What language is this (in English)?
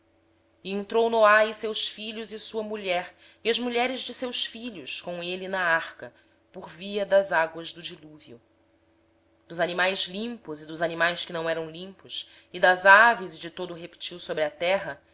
Portuguese